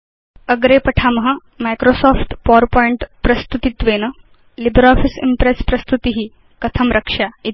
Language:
Sanskrit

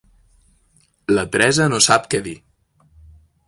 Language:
Catalan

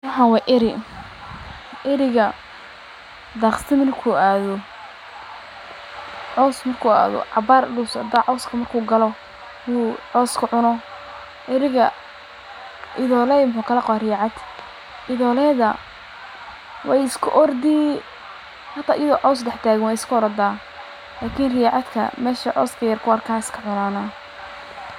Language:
Somali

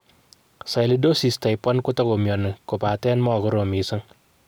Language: Kalenjin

